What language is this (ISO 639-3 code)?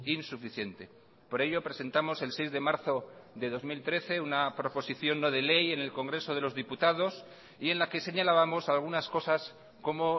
spa